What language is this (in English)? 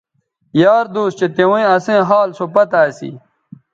Bateri